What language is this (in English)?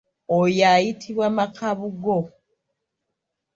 Ganda